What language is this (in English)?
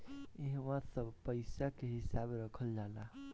Bhojpuri